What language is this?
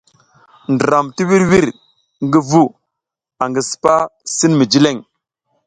South Giziga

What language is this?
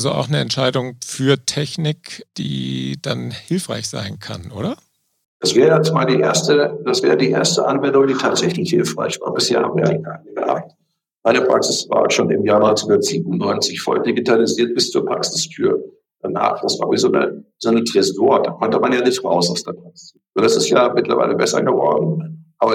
German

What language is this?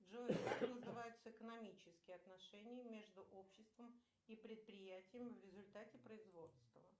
Russian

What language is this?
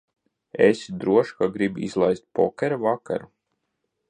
Latvian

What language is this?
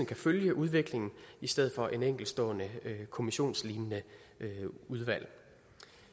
Danish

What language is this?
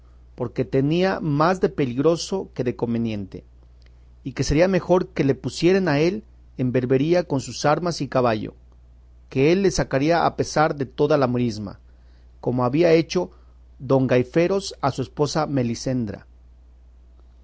Spanish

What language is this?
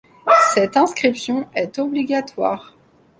French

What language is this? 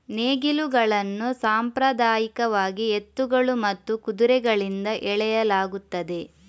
Kannada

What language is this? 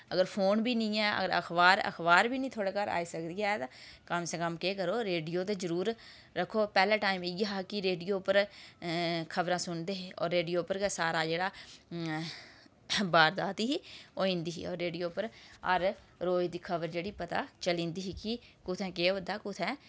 Dogri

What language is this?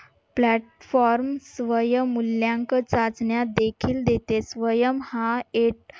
Marathi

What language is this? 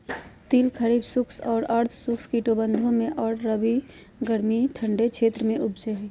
Magahi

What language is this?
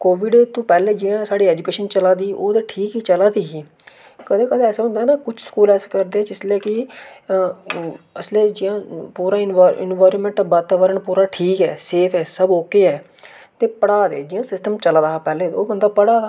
Dogri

